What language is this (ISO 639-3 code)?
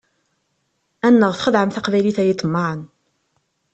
kab